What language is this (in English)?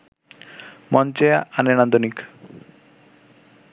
Bangla